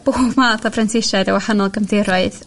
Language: Welsh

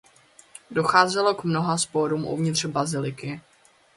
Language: Czech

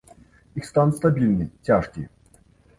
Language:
Belarusian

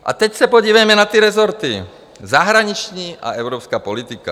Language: Czech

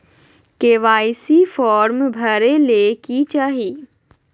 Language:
Magahi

